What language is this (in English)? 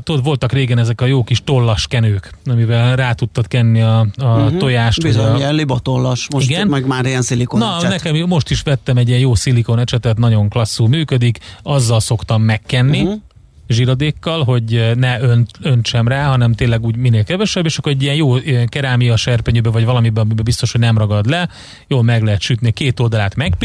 Hungarian